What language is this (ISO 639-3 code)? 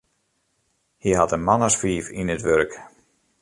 fry